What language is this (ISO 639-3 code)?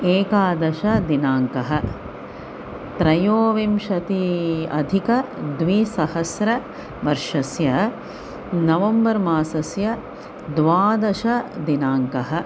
san